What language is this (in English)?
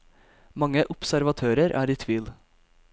Norwegian